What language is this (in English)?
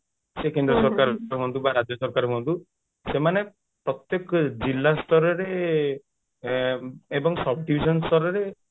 Odia